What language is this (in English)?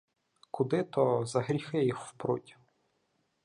Ukrainian